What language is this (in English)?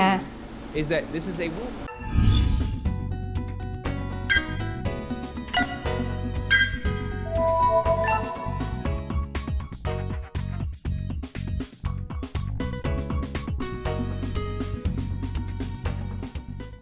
Vietnamese